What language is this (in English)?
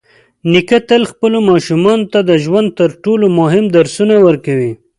Pashto